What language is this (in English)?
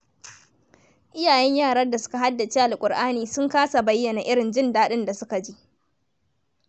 Hausa